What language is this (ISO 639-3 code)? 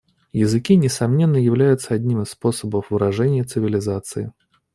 rus